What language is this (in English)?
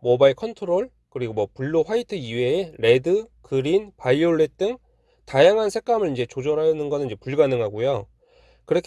Korean